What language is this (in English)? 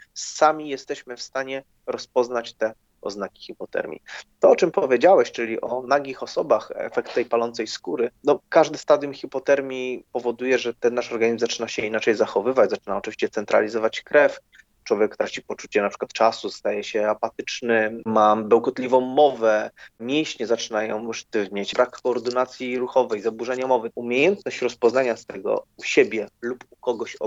Polish